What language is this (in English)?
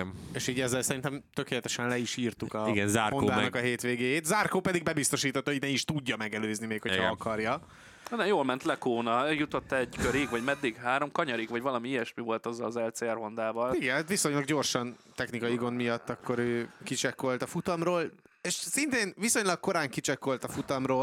Hungarian